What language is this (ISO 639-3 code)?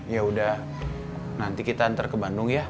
ind